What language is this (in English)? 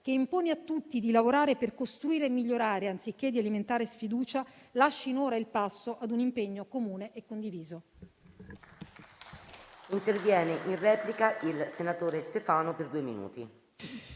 Italian